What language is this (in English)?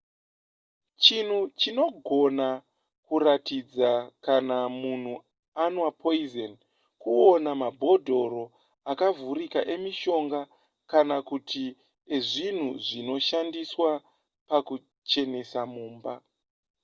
Shona